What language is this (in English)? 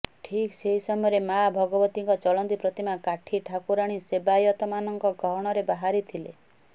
Odia